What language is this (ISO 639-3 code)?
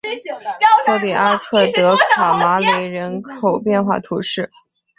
zho